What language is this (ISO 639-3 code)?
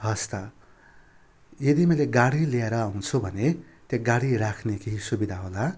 nep